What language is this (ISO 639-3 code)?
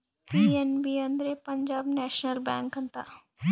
kan